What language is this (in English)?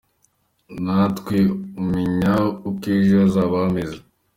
Kinyarwanda